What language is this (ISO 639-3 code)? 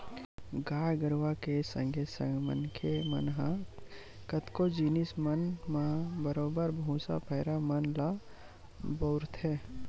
hne